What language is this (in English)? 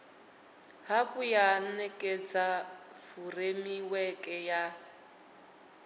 Venda